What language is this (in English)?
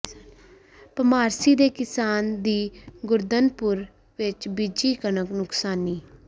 Punjabi